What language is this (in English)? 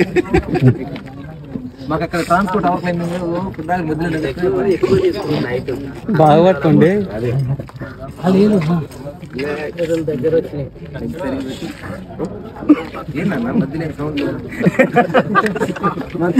Arabic